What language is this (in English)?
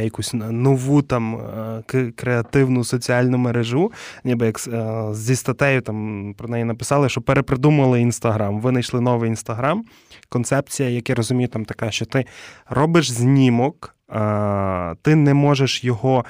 Ukrainian